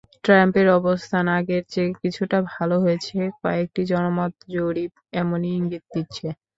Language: Bangla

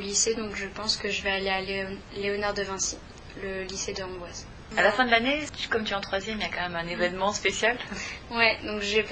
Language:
French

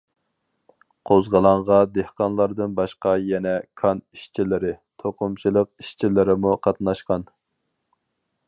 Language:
Uyghur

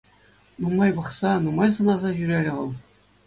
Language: Chuvash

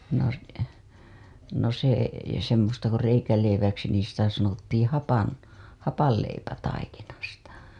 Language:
Finnish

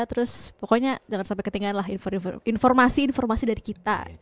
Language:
Indonesian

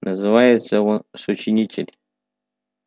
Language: Russian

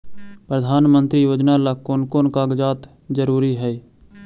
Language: Magahi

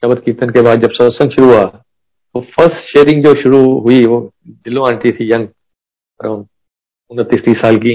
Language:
Hindi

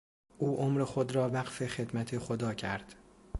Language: Persian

